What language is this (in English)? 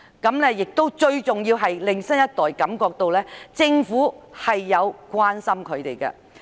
Cantonese